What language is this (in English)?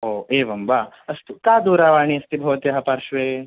Sanskrit